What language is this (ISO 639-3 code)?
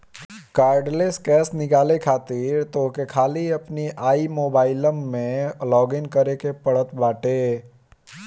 bho